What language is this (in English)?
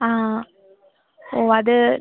Malayalam